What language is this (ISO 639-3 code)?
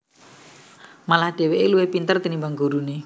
jav